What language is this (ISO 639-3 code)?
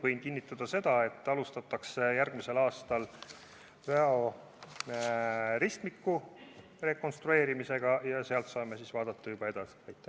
est